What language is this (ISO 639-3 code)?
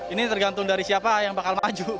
ind